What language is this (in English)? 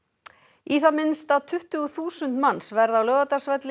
Icelandic